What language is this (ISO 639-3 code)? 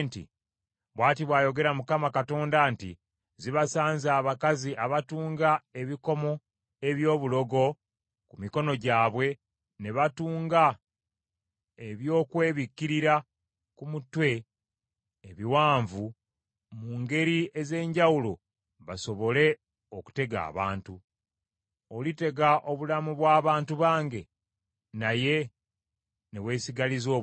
lug